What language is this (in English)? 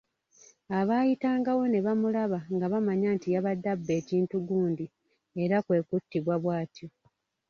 Ganda